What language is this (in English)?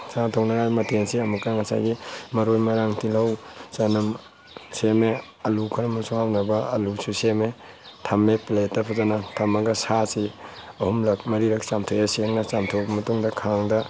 Manipuri